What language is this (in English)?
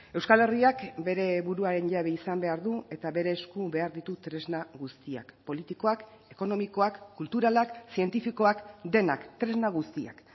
Basque